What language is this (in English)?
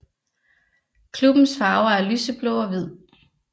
Danish